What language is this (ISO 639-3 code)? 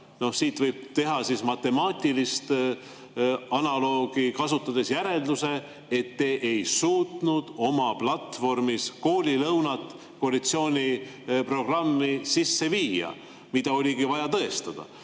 est